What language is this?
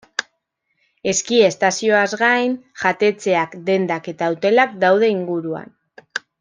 Basque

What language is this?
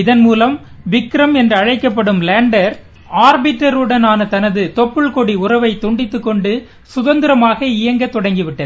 Tamil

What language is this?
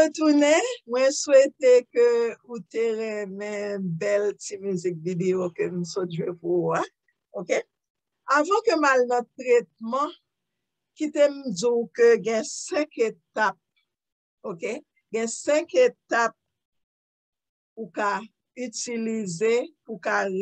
English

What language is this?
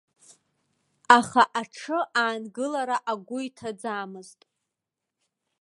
Abkhazian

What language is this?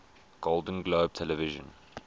English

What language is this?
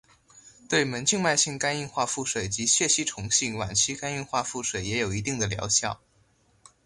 Chinese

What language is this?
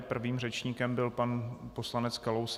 Czech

